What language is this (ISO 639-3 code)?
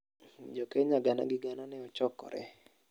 luo